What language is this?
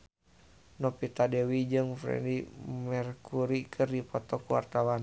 Sundanese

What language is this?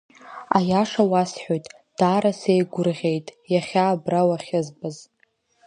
Abkhazian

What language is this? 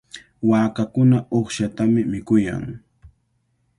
Cajatambo North Lima Quechua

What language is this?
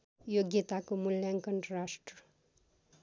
Nepali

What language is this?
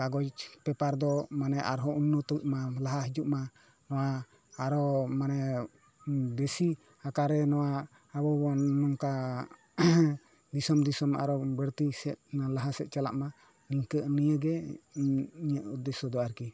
Santali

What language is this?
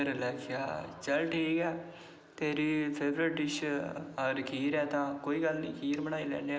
Dogri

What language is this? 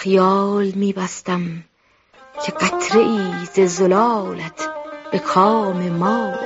Persian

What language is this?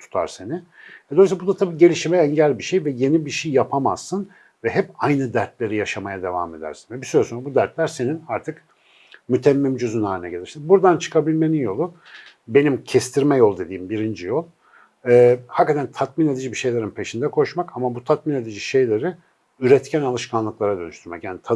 Turkish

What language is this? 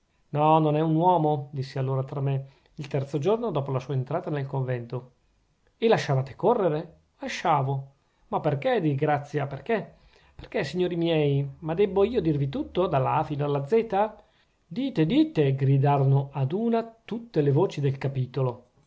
Italian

